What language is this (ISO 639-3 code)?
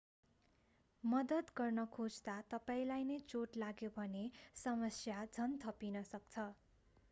nep